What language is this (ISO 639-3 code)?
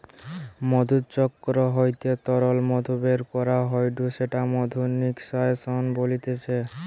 ben